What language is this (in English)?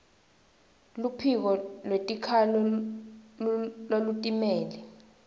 Swati